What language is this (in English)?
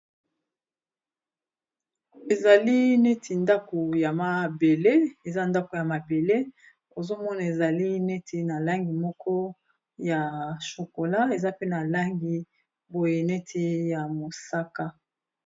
Lingala